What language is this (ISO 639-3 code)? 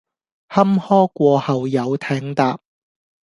yue